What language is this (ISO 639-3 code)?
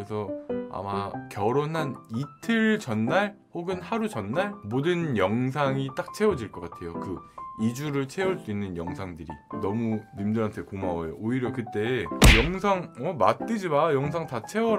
kor